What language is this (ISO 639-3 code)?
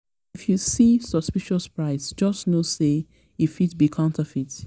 pcm